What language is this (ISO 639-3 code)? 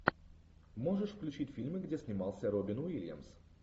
rus